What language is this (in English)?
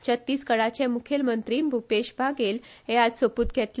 Konkani